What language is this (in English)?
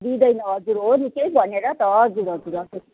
Nepali